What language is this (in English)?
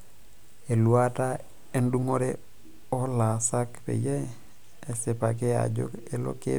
Masai